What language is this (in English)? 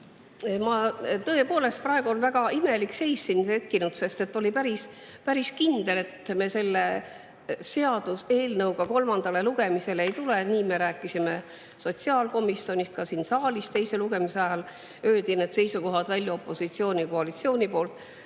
Estonian